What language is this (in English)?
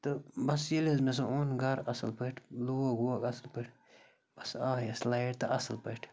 Kashmiri